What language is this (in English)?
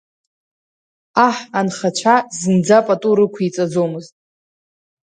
Abkhazian